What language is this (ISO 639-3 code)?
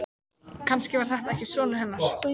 isl